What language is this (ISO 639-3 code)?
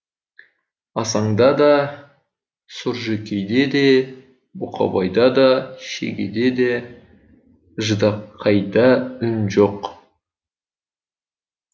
kaz